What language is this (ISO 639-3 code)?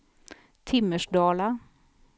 swe